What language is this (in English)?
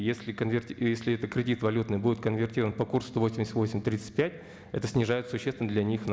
Kazakh